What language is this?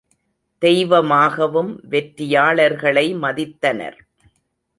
Tamil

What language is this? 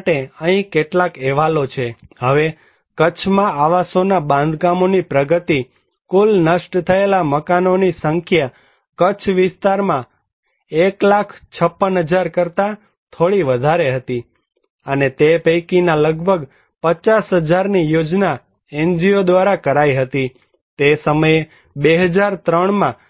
Gujarati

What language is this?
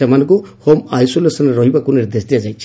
Odia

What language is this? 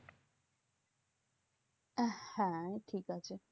Bangla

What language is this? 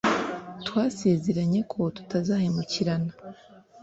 Kinyarwanda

